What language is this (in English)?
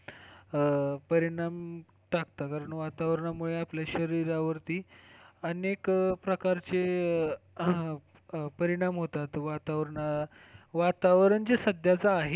Marathi